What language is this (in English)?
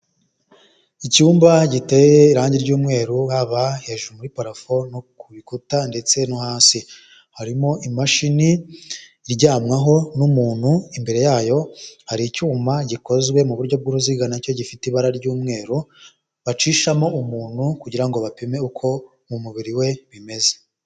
Kinyarwanda